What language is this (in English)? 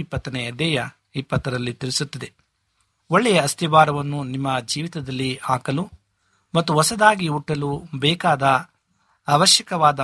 Kannada